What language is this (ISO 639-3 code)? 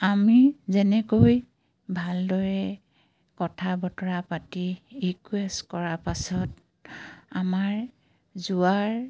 asm